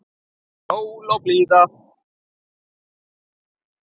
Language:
Icelandic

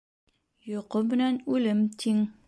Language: Bashkir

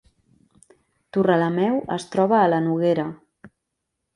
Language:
Catalan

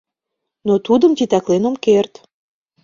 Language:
Mari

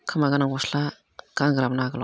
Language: Bodo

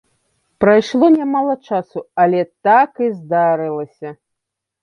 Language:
Belarusian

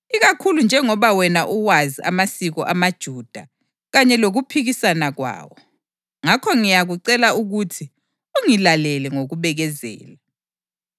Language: North Ndebele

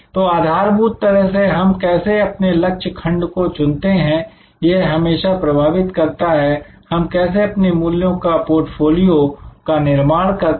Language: Hindi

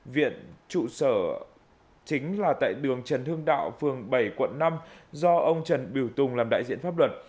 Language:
Vietnamese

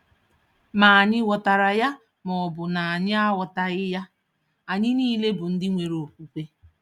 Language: Igbo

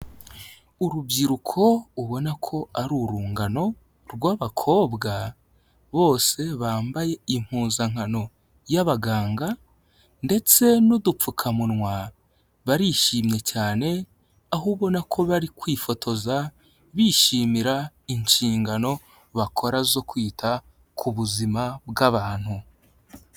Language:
Kinyarwanda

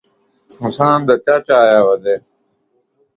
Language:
Saraiki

